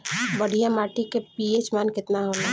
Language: Bhojpuri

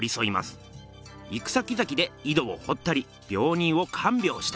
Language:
Japanese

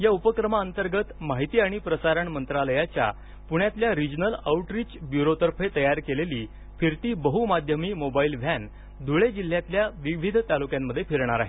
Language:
Marathi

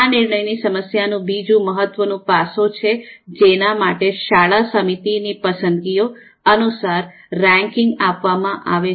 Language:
Gujarati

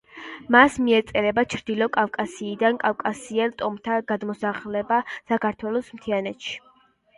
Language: Georgian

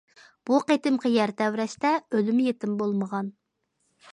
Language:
Uyghur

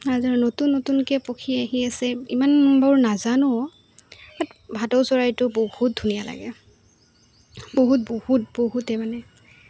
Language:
Assamese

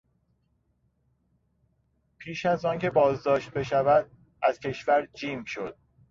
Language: Persian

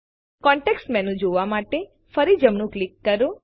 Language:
Gujarati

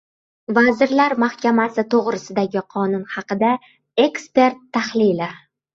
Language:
Uzbek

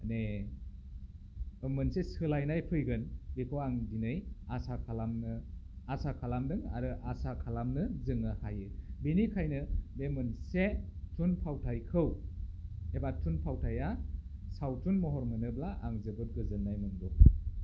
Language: Bodo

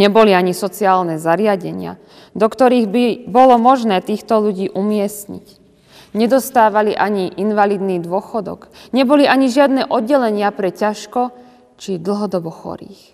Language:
Slovak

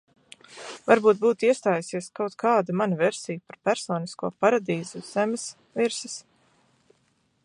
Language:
Latvian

